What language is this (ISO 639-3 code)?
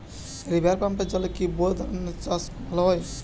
ben